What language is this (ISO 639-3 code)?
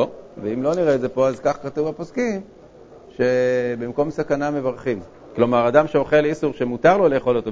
heb